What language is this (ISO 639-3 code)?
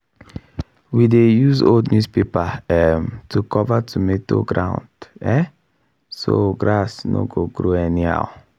pcm